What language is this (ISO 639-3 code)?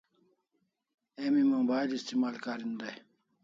kls